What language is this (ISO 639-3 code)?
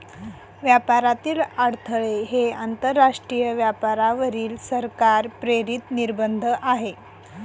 mar